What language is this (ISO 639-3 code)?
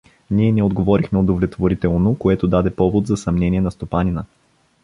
bul